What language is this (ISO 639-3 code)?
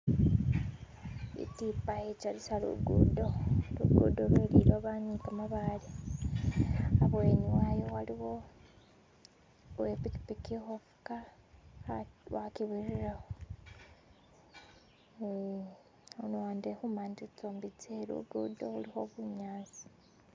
myx